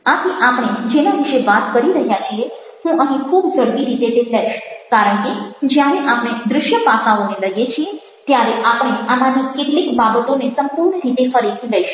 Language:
Gujarati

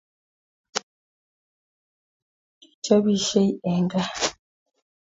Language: Kalenjin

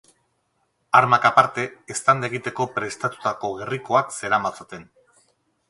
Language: Basque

